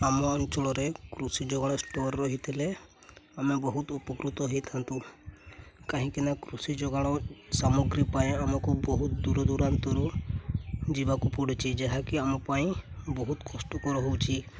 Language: Odia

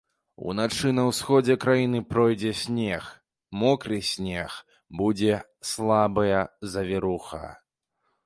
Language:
Belarusian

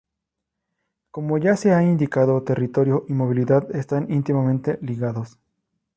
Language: Spanish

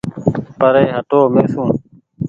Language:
Goaria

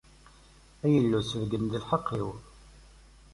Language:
Kabyle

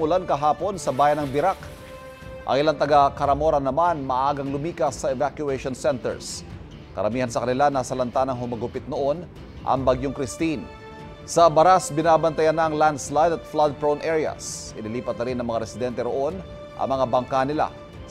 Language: Filipino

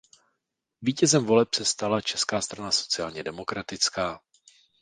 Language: Czech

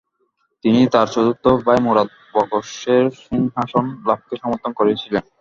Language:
Bangla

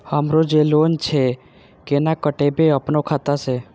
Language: Maithili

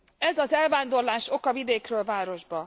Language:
Hungarian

